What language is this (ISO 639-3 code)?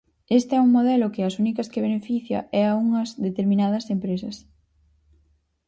glg